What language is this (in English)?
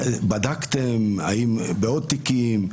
Hebrew